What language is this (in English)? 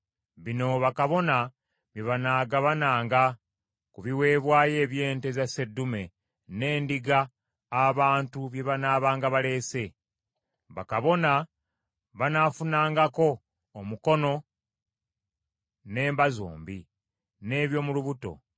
Ganda